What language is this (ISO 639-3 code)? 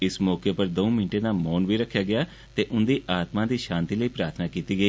doi